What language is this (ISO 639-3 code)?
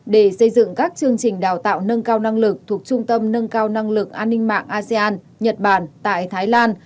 vie